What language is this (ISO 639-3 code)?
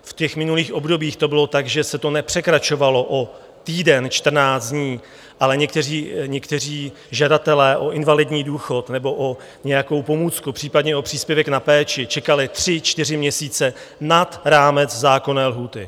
ces